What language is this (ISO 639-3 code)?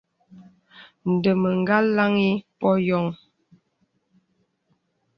beb